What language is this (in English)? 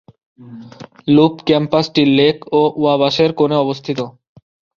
Bangla